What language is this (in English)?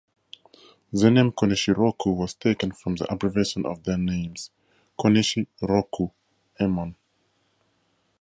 English